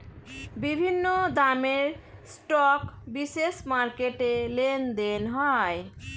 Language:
Bangla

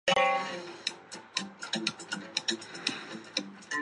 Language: Chinese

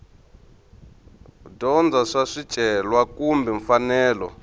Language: Tsonga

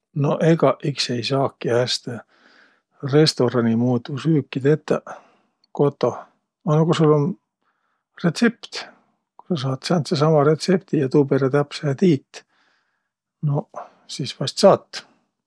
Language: Võro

